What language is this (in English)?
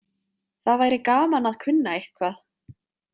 Icelandic